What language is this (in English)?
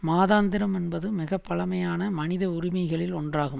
Tamil